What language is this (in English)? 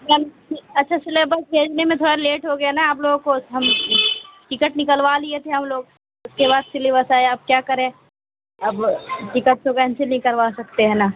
Urdu